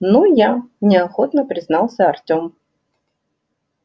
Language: Russian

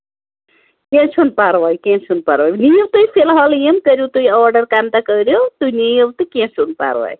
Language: Kashmiri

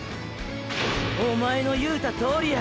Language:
Japanese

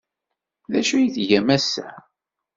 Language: Kabyle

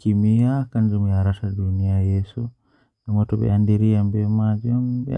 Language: Western Niger Fulfulde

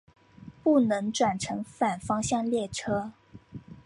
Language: Chinese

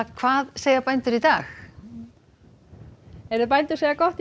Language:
Icelandic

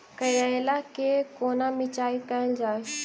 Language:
Maithili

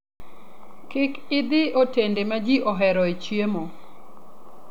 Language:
Luo (Kenya and Tanzania)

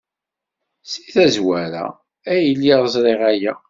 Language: Kabyle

